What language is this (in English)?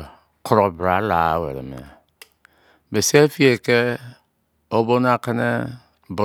Izon